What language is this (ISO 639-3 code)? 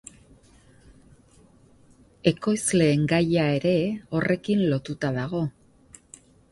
eus